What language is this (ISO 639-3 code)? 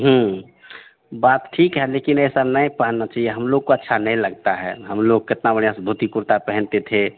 hin